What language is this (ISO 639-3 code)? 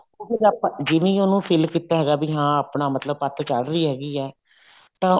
pan